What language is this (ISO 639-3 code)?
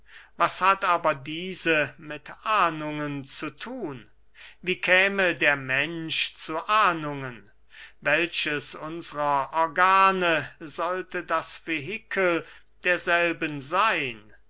deu